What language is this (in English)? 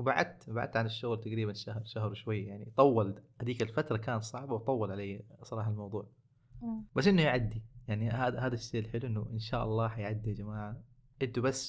Arabic